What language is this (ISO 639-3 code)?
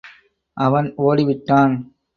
tam